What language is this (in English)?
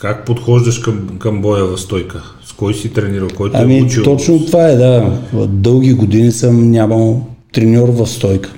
Bulgarian